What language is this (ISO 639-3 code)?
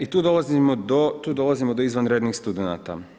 hrv